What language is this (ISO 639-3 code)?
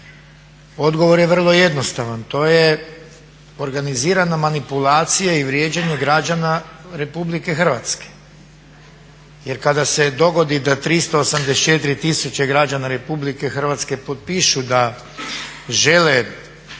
hrv